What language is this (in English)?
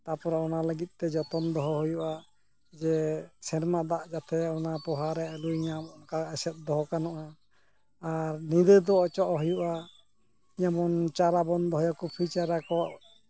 Santali